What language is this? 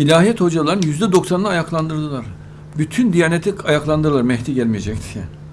Turkish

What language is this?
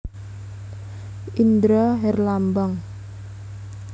Javanese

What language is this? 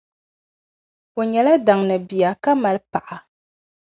Dagbani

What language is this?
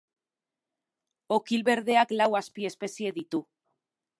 Basque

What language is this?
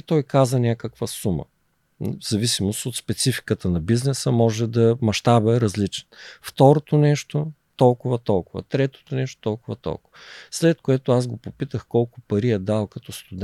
Bulgarian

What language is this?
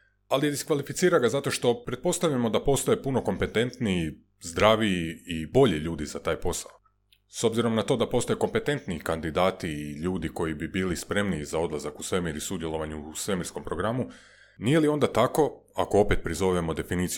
Croatian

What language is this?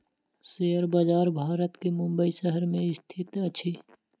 Maithili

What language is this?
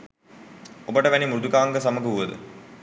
Sinhala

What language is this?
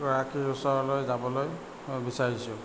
Assamese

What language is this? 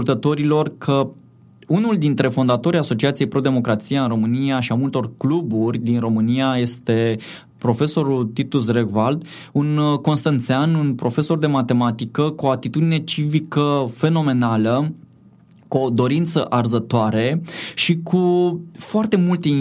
Romanian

